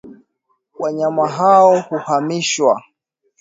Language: Swahili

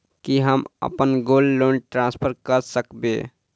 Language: Maithili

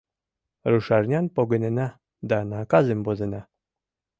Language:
Mari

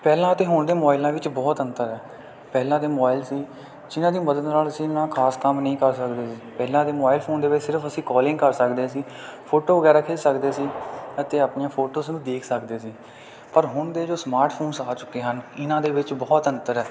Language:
Punjabi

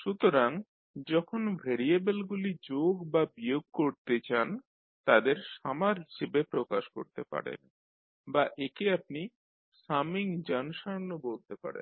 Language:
Bangla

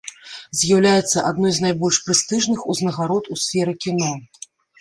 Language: Belarusian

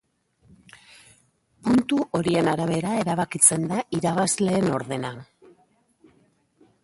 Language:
Basque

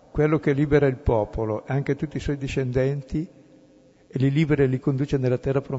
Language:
Italian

